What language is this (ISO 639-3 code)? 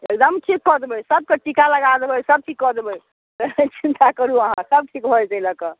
mai